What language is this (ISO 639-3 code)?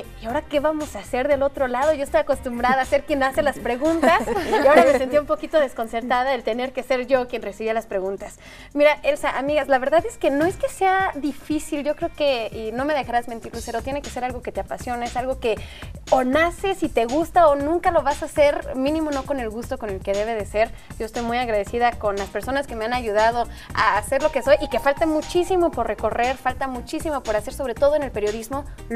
spa